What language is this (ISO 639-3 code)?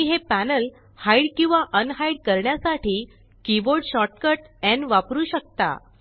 mar